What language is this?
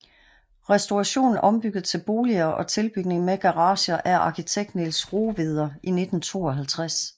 Danish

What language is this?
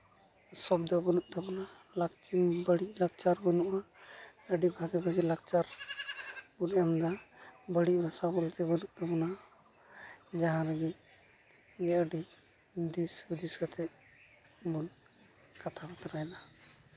Santali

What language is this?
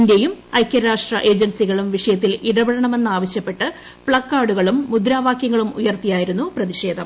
Malayalam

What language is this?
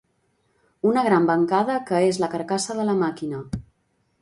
Catalan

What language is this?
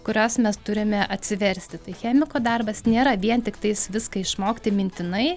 Lithuanian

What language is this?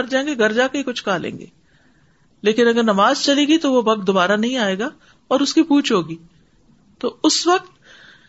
Urdu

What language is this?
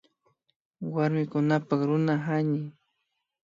Imbabura Highland Quichua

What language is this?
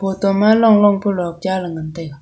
Wancho Naga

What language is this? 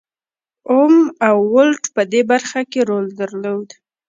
Pashto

